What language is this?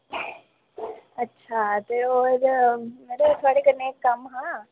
Dogri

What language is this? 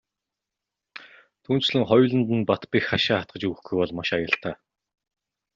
Mongolian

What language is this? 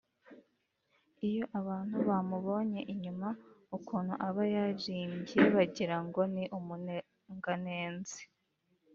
Kinyarwanda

